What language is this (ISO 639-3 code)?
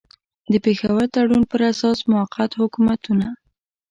pus